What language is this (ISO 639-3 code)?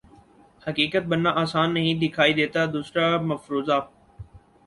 urd